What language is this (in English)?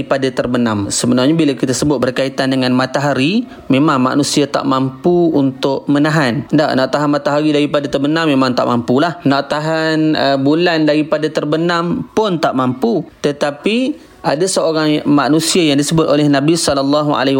Malay